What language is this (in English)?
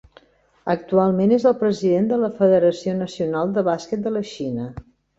Catalan